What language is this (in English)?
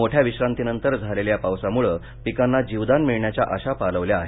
Marathi